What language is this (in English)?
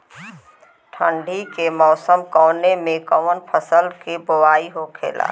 Bhojpuri